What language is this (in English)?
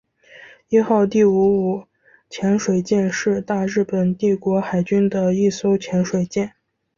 Chinese